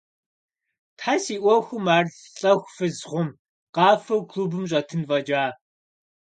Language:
Kabardian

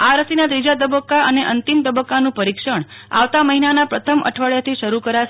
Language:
Gujarati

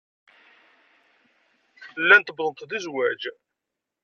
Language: Kabyle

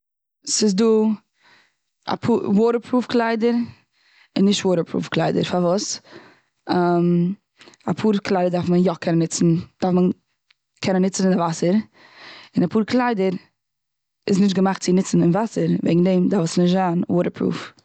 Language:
Yiddish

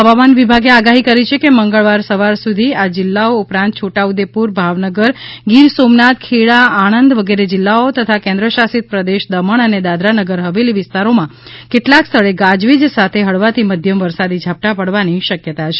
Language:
Gujarati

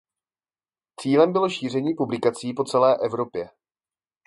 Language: Czech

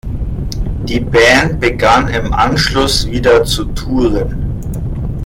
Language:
German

